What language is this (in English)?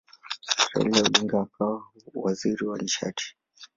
Swahili